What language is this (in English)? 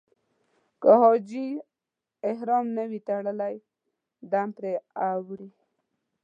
Pashto